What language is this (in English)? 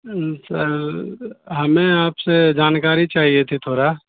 Urdu